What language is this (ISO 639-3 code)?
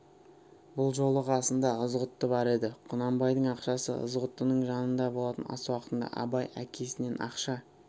kaz